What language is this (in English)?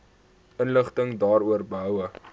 Afrikaans